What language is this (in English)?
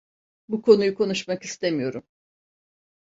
Turkish